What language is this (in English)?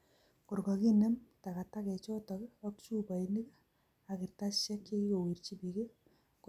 Kalenjin